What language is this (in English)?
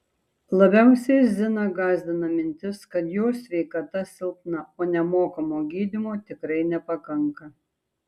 Lithuanian